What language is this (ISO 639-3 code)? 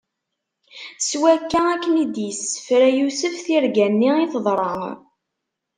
kab